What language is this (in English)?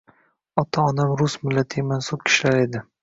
Uzbek